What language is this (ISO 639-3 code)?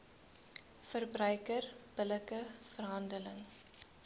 afr